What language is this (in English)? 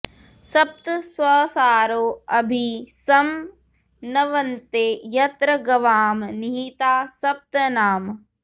Sanskrit